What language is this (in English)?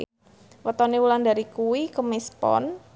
Javanese